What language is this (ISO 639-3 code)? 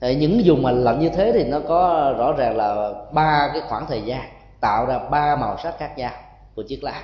vie